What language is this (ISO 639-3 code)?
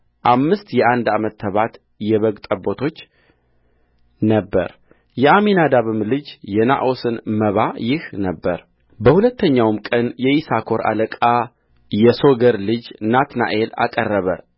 amh